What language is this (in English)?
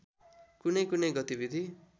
Nepali